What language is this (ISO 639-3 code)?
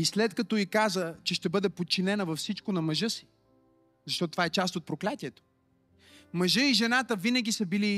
bul